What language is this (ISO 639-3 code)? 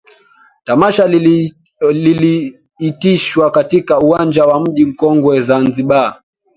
swa